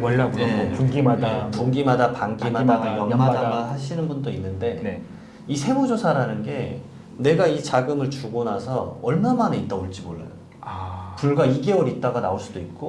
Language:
Korean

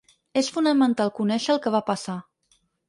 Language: Catalan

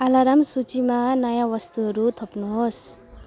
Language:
Nepali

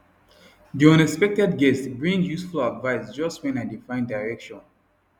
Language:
Nigerian Pidgin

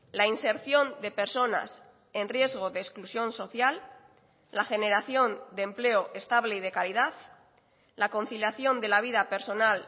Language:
Spanish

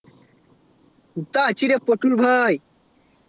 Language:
Bangla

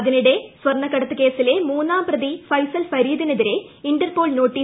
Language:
Malayalam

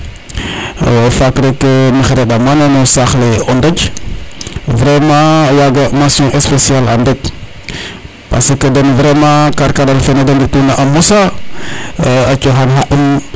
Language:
Serer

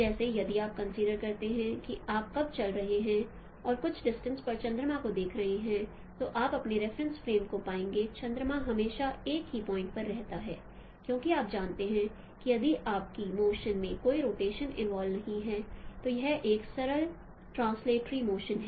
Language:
Hindi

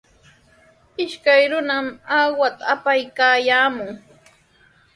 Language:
Sihuas Ancash Quechua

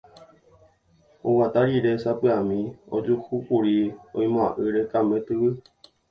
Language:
Guarani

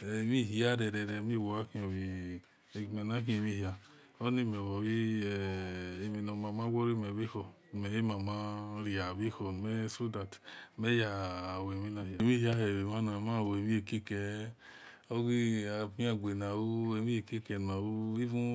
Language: Esan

